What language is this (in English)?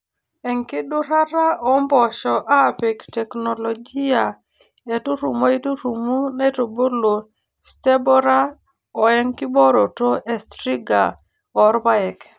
Masai